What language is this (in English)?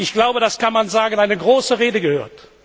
German